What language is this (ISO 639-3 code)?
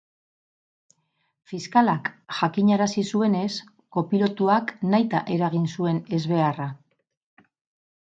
eus